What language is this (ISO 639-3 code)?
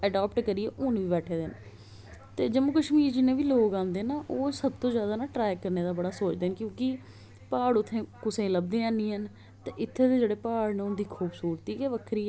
doi